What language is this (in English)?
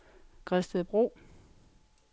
Danish